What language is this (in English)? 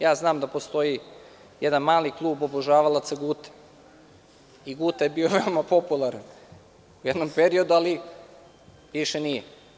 Serbian